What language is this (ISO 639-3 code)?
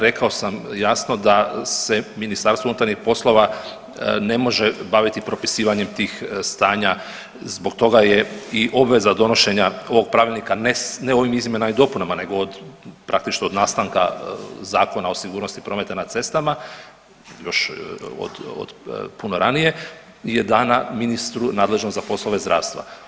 hrv